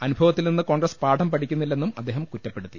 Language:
Malayalam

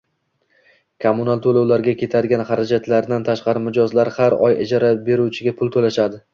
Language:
Uzbek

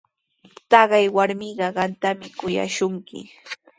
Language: Sihuas Ancash Quechua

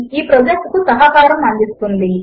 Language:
Telugu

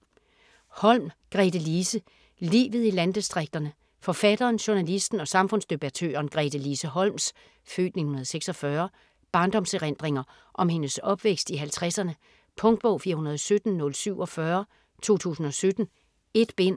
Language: Danish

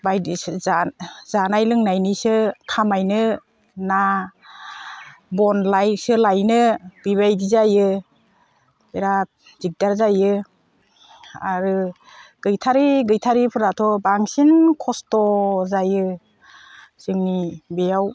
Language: Bodo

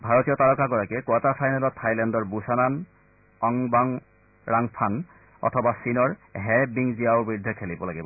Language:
Assamese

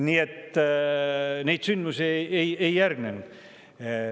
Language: Estonian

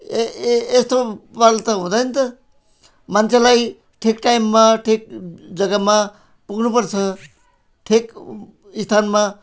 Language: Nepali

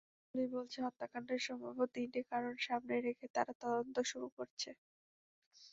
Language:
Bangla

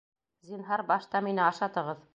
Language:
Bashkir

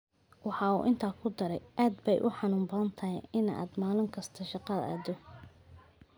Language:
Somali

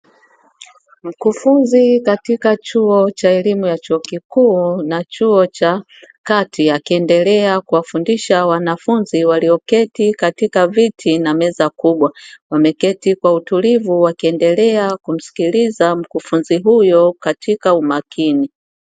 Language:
Swahili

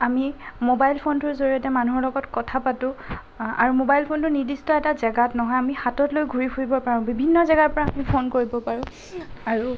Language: Assamese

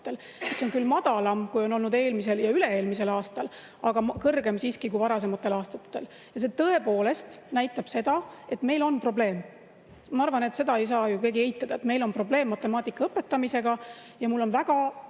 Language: Estonian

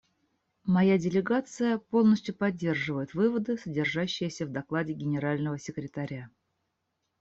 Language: Russian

